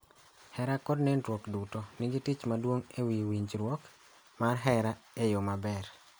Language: Luo (Kenya and Tanzania)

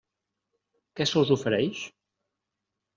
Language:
Catalan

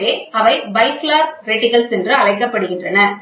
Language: Tamil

